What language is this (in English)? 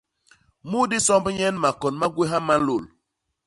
Basaa